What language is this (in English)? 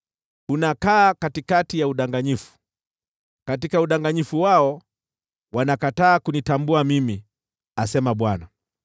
Swahili